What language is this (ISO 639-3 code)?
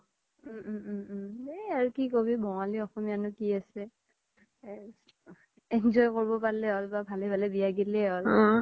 asm